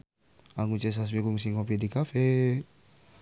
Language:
Sundanese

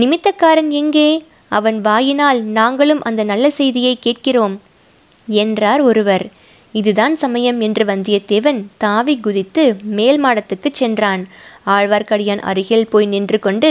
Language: Tamil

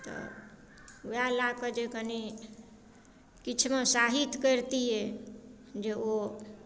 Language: Maithili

